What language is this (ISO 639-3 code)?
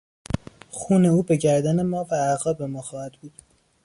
fas